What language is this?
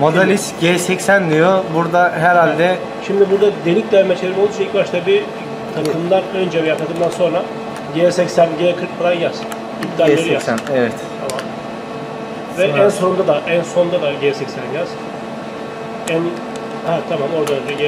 Turkish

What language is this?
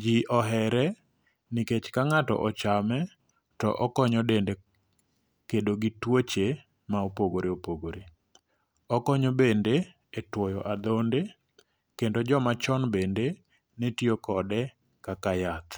Luo (Kenya and Tanzania)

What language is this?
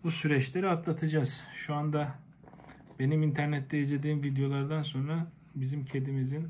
Turkish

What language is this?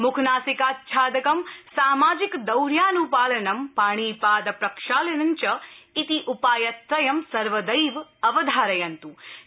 Sanskrit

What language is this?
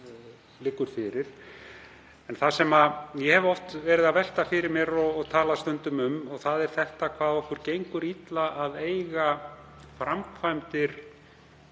Icelandic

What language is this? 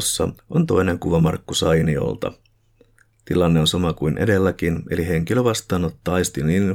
Finnish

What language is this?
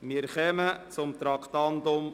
Swiss German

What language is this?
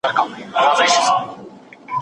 Pashto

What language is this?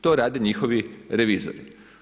Croatian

